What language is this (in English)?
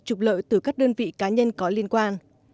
Vietnamese